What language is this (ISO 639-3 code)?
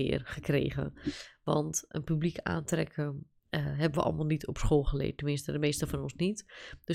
nld